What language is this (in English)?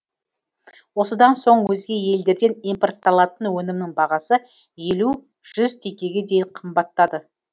Kazakh